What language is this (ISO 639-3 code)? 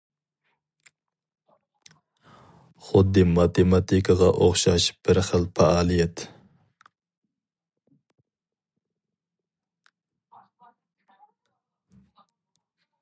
uig